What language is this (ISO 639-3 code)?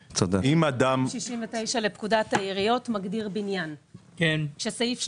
heb